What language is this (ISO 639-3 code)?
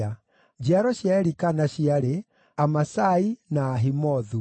kik